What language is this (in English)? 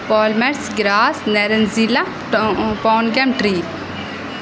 Urdu